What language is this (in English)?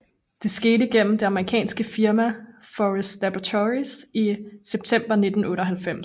Danish